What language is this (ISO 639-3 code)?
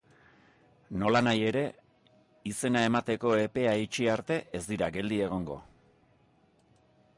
eus